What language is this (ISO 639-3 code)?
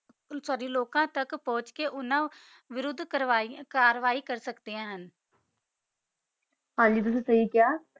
pan